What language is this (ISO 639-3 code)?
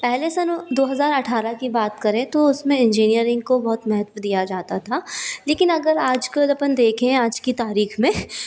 hin